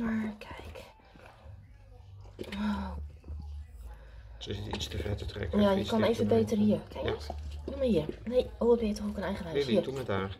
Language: Dutch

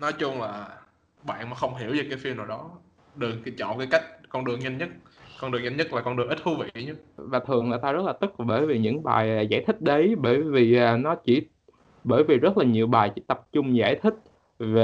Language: Vietnamese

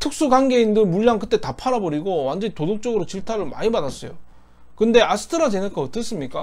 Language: Korean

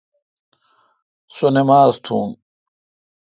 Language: Kalkoti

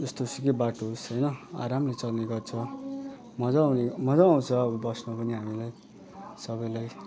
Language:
Nepali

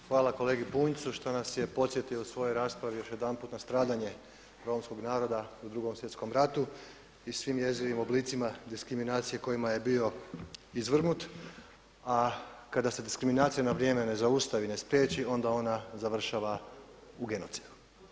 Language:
Croatian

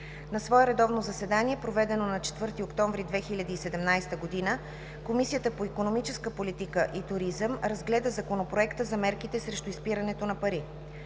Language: Bulgarian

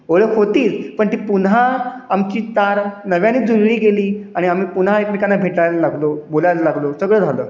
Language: Marathi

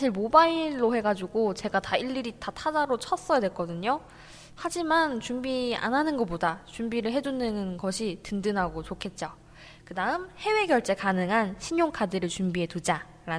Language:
Korean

